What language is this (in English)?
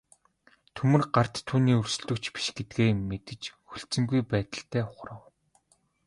Mongolian